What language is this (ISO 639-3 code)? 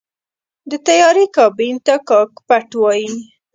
pus